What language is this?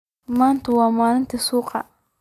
Somali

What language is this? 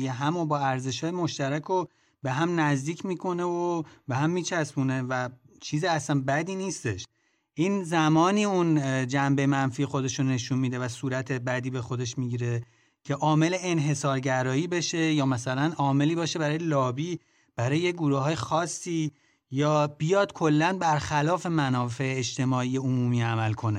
Persian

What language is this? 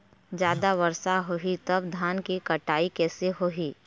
Chhattisgarhi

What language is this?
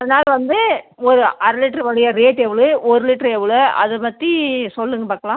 Tamil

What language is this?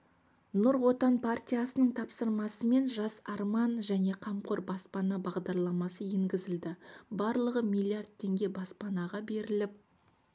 Kazakh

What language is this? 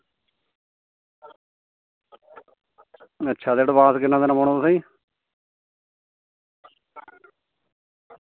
Dogri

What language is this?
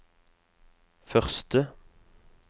Norwegian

